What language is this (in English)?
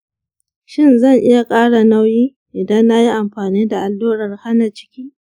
Hausa